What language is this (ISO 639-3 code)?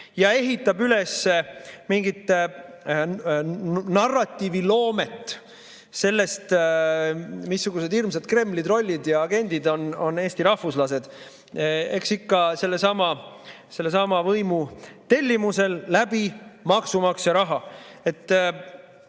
est